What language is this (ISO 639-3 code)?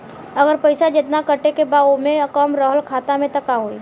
bho